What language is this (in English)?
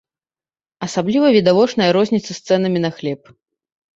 Belarusian